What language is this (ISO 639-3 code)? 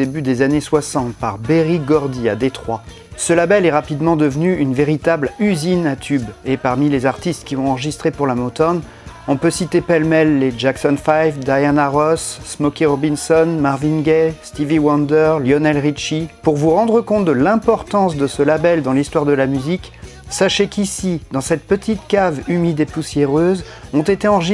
fra